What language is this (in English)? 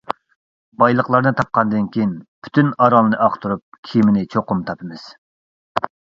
Uyghur